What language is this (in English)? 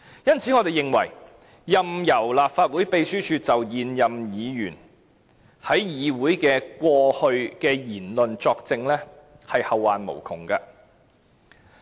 Cantonese